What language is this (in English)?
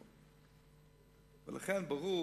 Hebrew